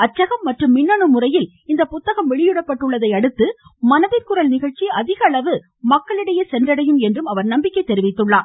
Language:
Tamil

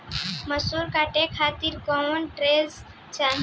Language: Bhojpuri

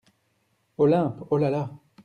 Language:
French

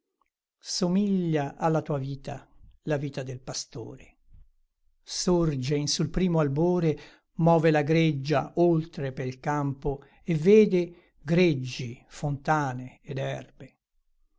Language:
Italian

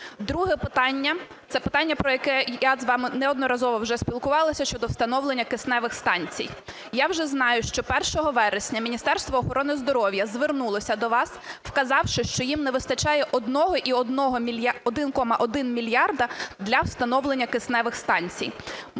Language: Ukrainian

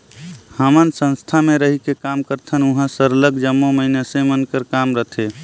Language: Chhattisgarhi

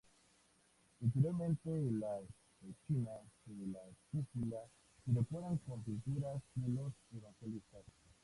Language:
Spanish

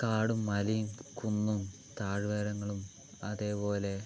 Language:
Malayalam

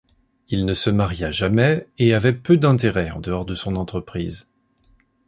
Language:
French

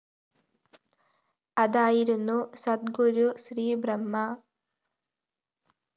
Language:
Malayalam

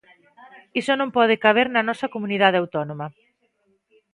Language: Galician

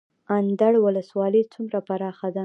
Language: Pashto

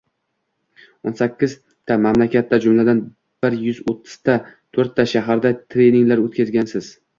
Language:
Uzbek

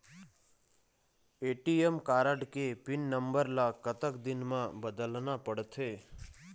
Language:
Chhattisgarhi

